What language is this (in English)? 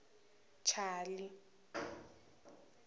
Tsonga